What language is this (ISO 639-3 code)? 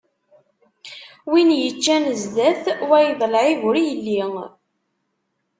kab